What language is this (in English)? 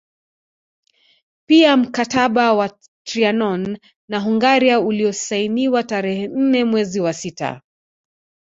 Swahili